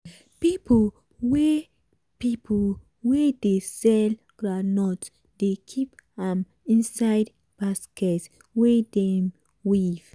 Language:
Nigerian Pidgin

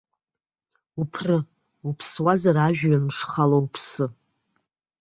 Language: Abkhazian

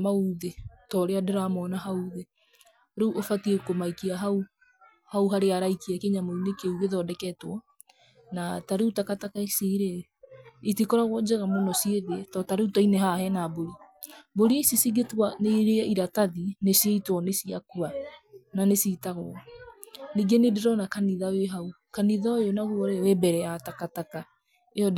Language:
Kikuyu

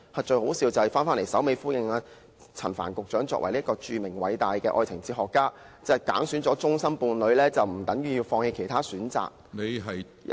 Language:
Cantonese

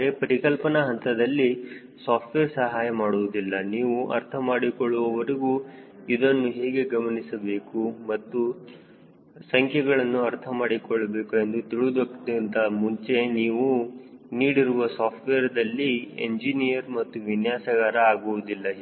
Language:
Kannada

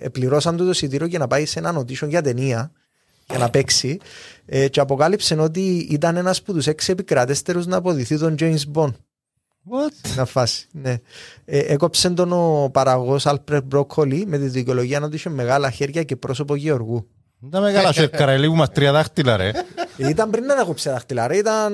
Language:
Greek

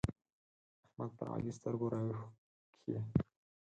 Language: Pashto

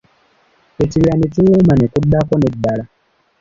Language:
Ganda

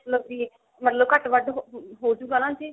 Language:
Punjabi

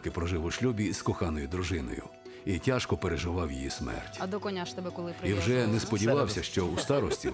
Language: Ukrainian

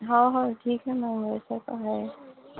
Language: Urdu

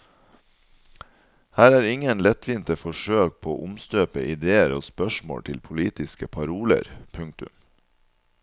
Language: Norwegian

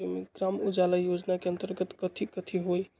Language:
Magahi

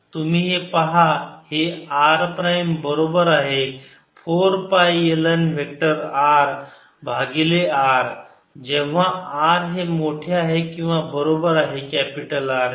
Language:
Marathi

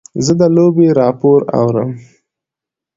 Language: Pashto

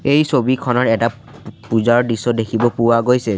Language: Assamese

